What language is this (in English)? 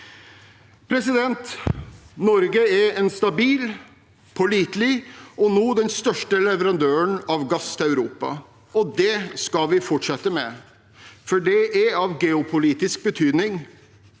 Norwegian